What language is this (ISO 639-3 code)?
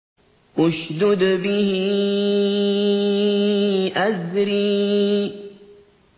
ara